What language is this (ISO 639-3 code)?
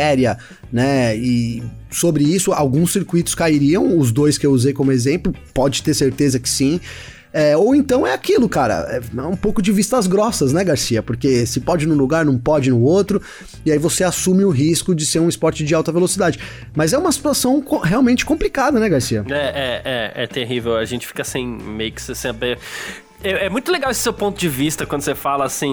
por